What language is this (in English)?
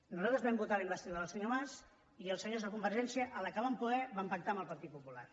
Catalan